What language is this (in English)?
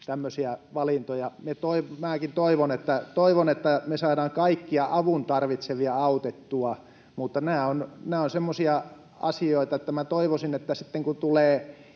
Finnish